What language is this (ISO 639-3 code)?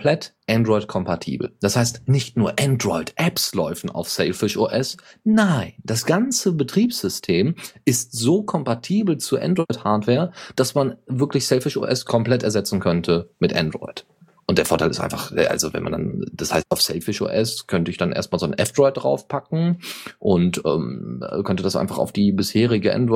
deu